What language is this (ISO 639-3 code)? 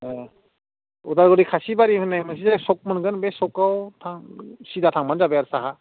brx